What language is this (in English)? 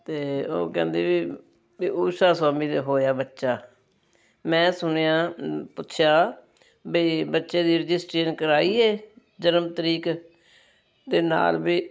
Punjabi